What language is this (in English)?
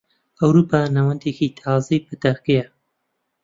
Central Kurdish